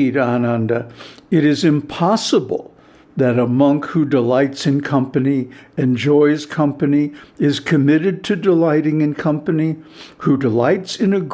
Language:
English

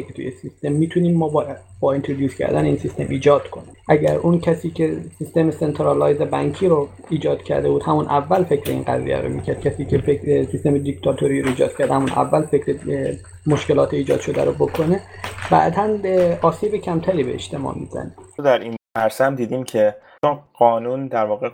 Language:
Persian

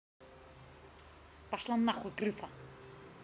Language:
Russian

